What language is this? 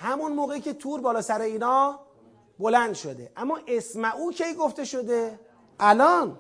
Persian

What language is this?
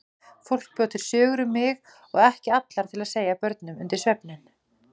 Icelandic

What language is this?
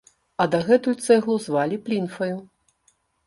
Belarusian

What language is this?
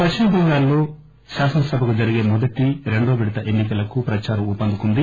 Telugu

